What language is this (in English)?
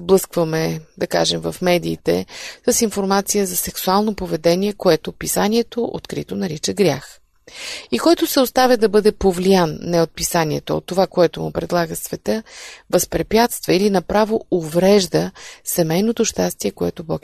Bulgarian